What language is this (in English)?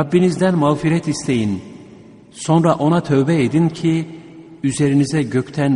Turkish